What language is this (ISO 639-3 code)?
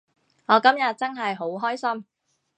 yue